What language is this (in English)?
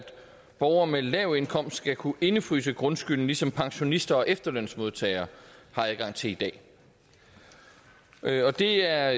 Danish